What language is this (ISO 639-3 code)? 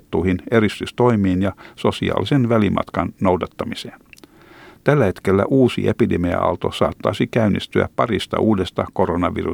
fin